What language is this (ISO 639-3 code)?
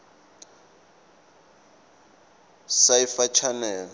ssw